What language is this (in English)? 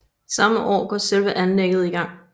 Danish